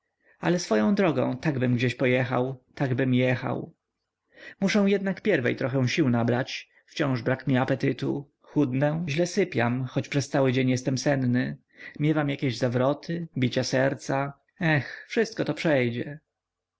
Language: Polish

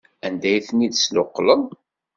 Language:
Kabyle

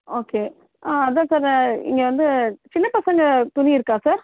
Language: Tamil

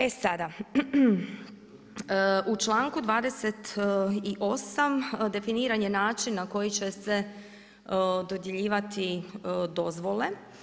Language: Croatian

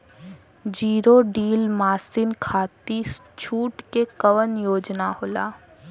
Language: Bhojpuri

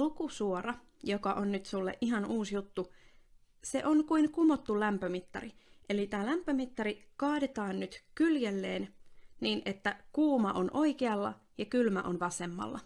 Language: Finnish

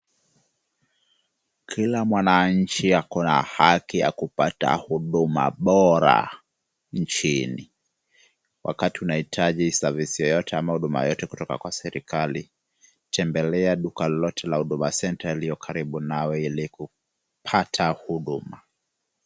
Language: Swahili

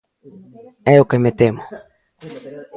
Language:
Galician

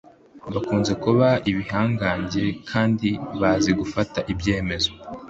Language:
Kinyarwanda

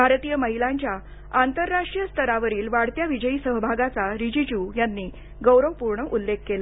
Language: Marathi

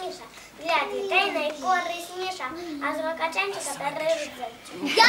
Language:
Ukrainian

